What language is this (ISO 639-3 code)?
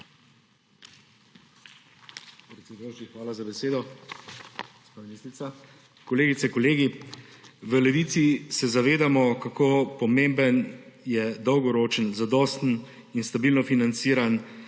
slv